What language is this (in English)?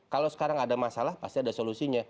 Indonesian